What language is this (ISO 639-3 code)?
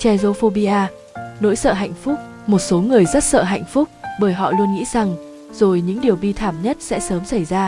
vie